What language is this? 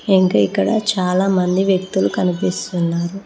Telugu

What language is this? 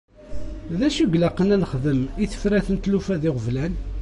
Kabyle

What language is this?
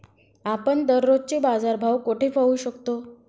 Marathi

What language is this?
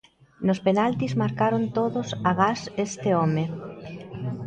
Galician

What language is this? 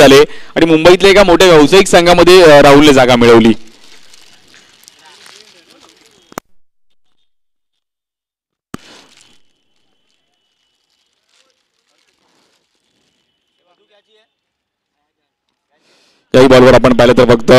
Hindi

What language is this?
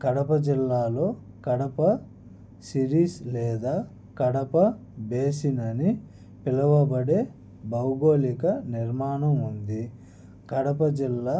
Telugu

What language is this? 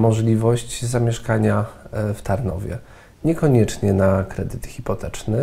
Polish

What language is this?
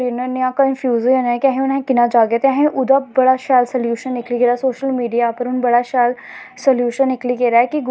Dogri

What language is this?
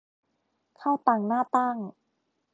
Thai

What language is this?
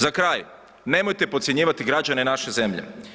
Croatian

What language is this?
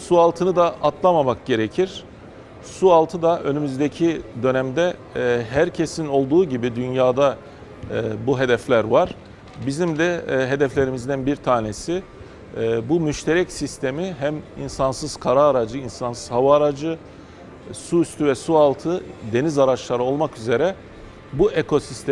Turkish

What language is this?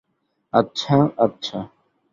Bangla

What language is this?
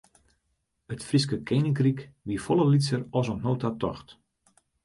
Western Frisian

